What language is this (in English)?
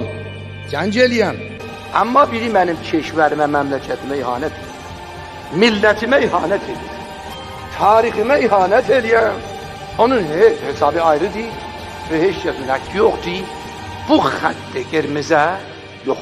Turkish